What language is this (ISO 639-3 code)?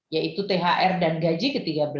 ind